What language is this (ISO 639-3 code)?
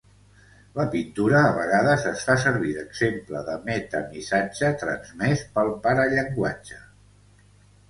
cat